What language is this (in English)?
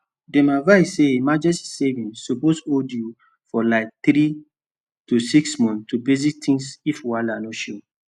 Nigerian Pidgin